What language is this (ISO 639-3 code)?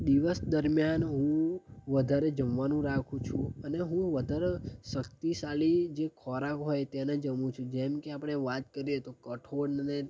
guj